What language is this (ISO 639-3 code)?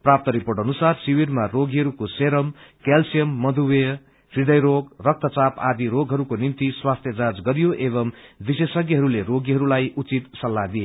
nep